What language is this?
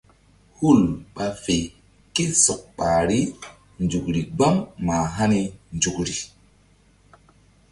Mbum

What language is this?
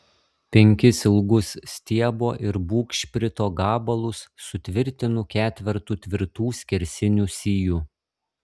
Lithuanian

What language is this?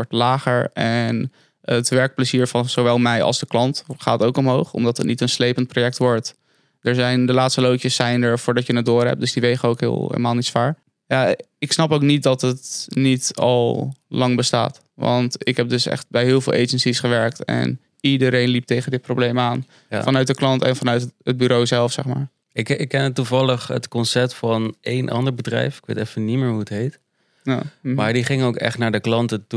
Dutch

